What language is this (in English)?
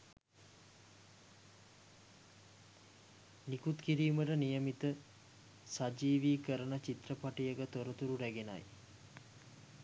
Sinhala